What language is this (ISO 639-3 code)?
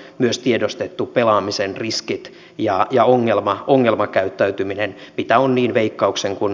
fin